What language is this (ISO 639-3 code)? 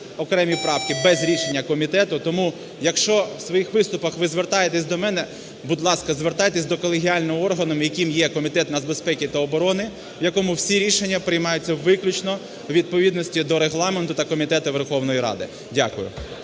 ukr